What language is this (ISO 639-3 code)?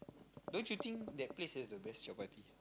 eng